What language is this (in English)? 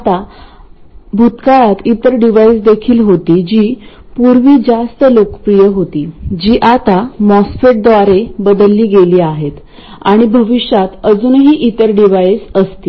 Marathi